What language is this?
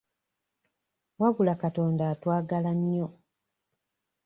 Ganda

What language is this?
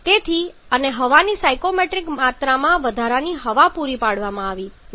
Gujarati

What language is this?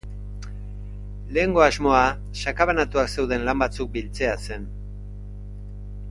Basque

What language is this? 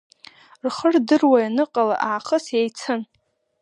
Abkhazian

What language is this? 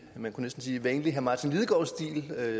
Danish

